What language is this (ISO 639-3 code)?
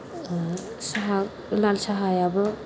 brx